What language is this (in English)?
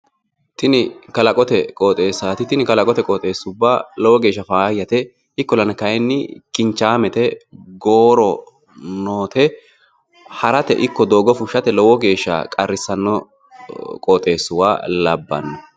Sidamo